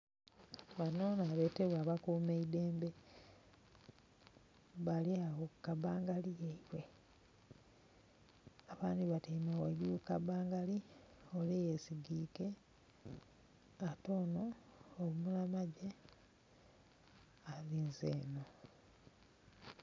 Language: Soga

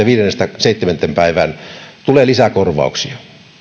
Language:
Finnish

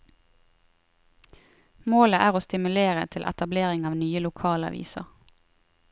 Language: Norwegian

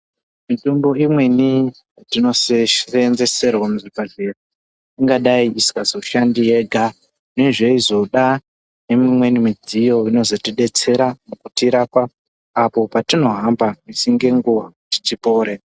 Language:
Ndau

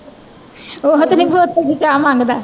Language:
Punjabi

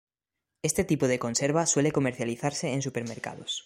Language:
Spanish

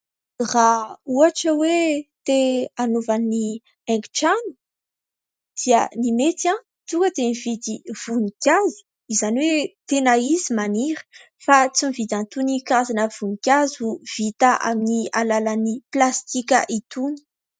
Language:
Malagasy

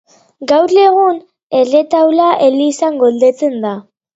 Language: Basque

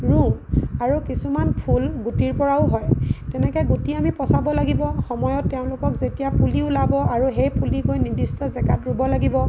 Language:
Assamese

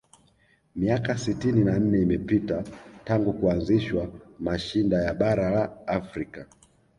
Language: Swahili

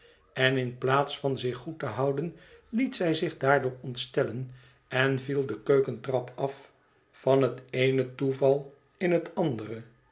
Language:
Dutch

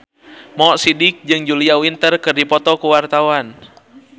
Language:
Sundanese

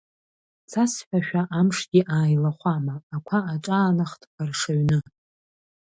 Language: Abkhazian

